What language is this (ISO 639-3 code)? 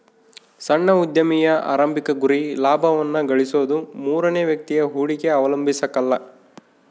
kan